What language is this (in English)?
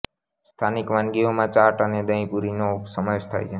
Gujarati